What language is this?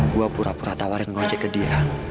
Indonesian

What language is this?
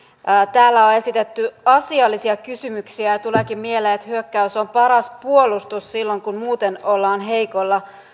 Finnish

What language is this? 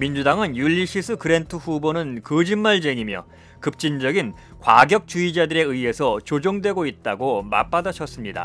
Korean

